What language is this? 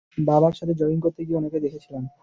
Bangla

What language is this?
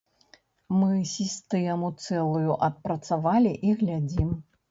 Belarusian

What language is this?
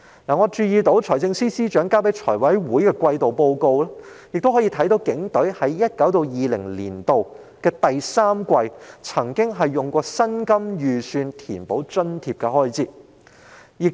Cantonese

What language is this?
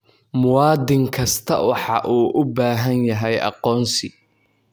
Somali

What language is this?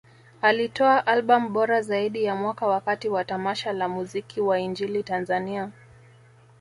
Swahili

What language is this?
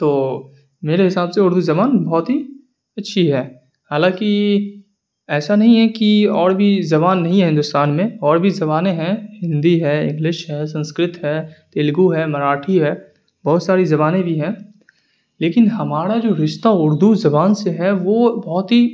Urdu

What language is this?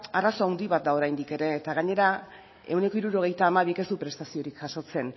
Basque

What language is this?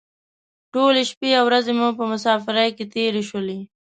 Pashto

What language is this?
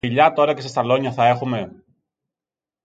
Greek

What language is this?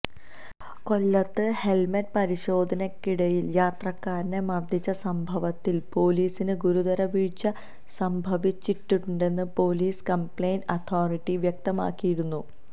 Malayalam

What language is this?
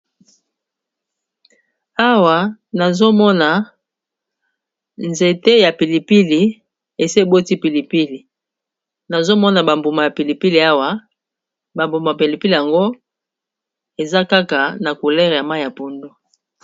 Lingala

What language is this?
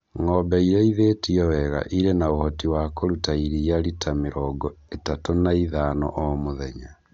Kikuyu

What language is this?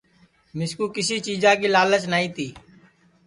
Sansi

